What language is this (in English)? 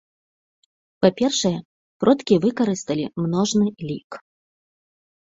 Belarusian